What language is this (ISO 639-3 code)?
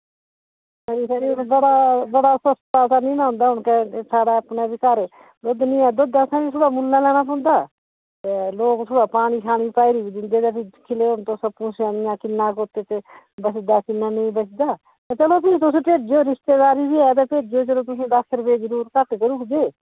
doi